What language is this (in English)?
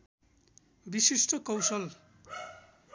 Nepali